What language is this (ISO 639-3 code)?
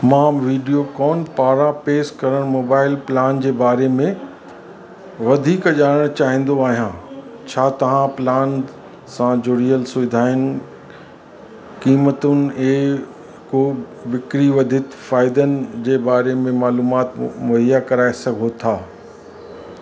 snd